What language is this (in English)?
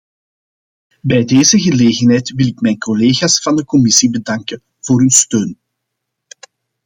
Dutch